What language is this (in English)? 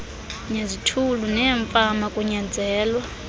Xhosa